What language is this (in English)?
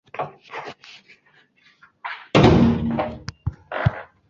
Chinese